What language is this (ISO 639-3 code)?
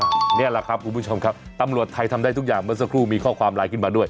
tha